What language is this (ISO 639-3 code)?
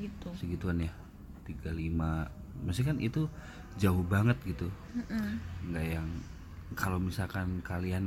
ind